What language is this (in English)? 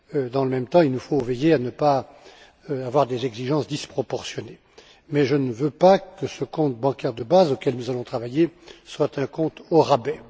French